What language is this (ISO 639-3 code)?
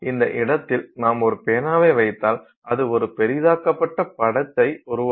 tam